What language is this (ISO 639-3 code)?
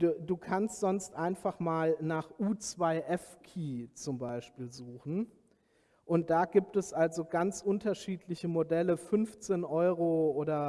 deu